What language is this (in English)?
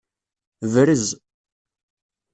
Kabyle